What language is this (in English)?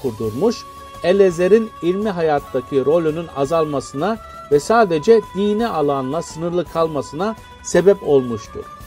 Turkish